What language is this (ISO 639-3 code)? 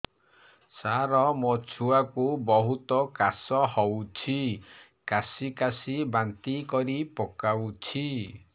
ori